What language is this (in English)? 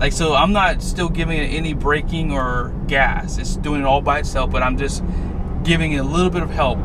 English